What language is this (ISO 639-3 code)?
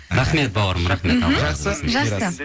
kaz